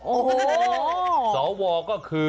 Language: Thai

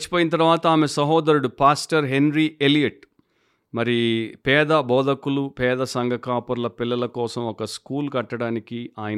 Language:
Telugu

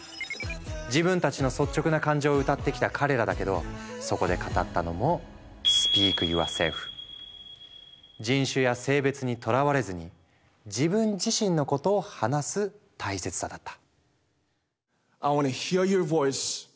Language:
Japanese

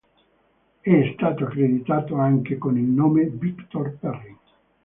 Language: Italian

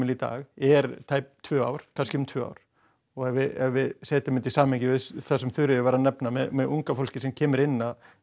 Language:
Icelandic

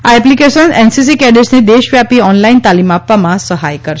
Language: Gujarati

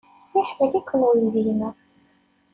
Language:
Kabyle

